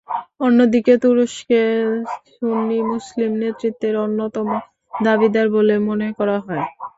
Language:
Bangla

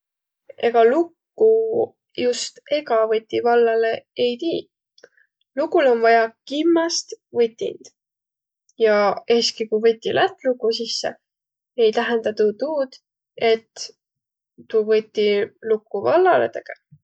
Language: Võro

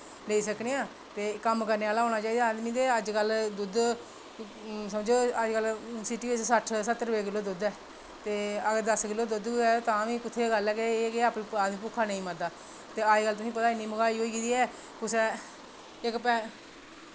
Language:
Dogri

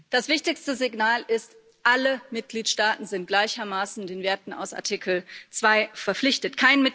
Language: German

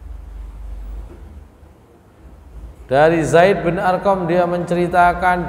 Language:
Indonesian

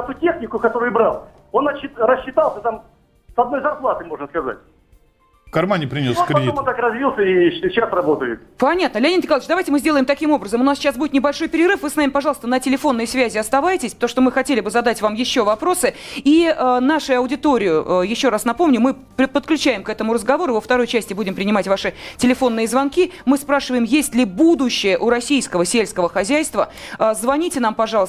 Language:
Russian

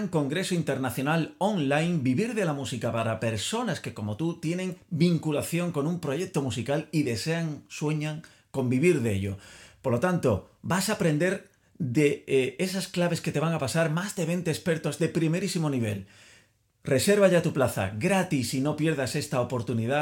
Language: Spanish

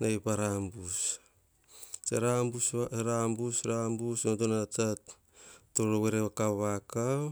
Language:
Hahon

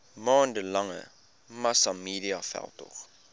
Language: Afrikaans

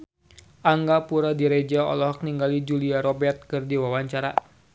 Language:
Sundanese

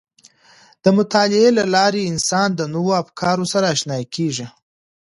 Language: Pashto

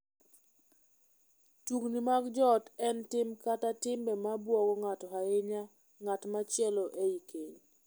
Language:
Luo (Kenya and Tanzania)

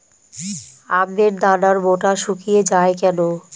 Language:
Bangla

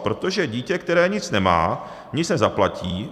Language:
Czech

